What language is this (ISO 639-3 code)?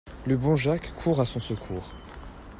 fra